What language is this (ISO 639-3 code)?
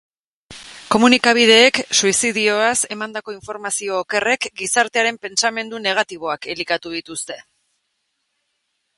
eus